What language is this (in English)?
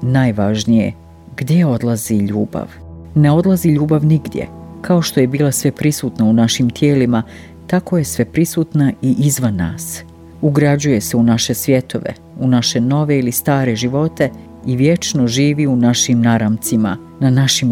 Croatian